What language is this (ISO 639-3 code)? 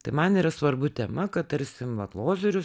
lit